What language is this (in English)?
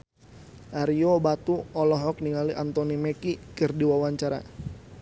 Sundanese